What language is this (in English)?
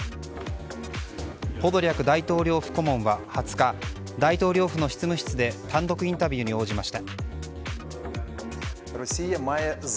Japanese